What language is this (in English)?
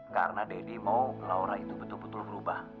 Indonesian